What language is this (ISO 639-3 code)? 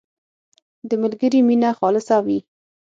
pus